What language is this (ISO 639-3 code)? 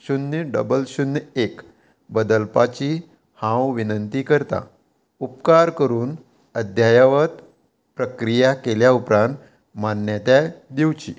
kok